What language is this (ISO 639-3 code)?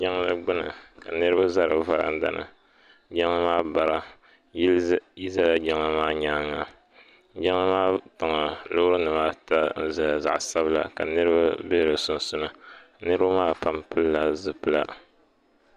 dag